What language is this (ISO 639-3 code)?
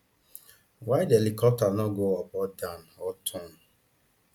pcm